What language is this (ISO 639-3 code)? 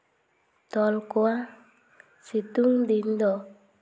sat